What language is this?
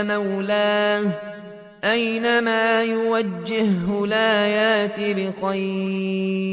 Arabic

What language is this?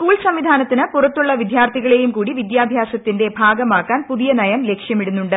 Malayalam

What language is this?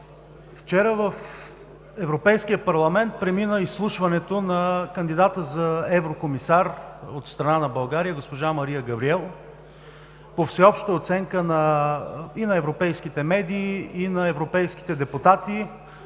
Bulgarian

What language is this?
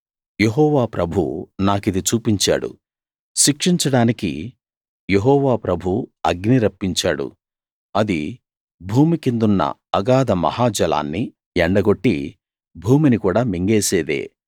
Telugu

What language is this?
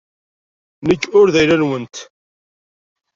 Kabyle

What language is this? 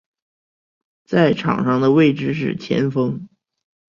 Chinese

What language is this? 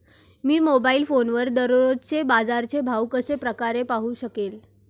Marathi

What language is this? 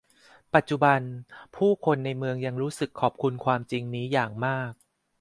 Thai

